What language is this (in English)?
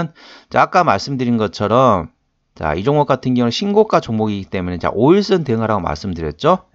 Korean